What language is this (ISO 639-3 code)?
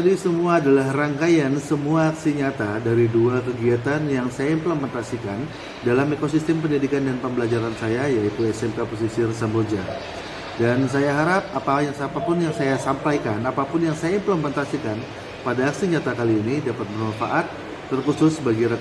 ind